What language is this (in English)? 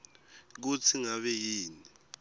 Swati